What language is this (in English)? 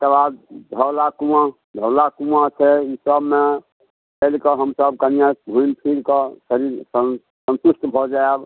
Maithili